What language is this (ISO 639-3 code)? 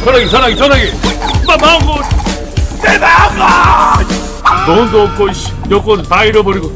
kor